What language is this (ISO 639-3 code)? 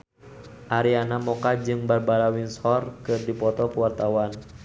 sun